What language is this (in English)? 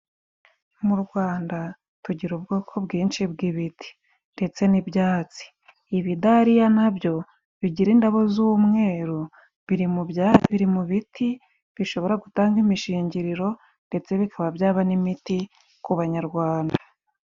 Kinyarwanda